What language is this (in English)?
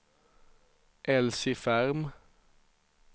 Swedish